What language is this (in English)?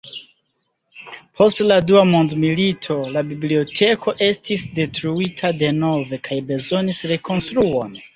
Esperanto